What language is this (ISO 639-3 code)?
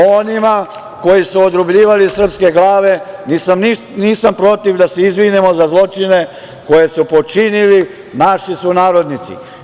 srp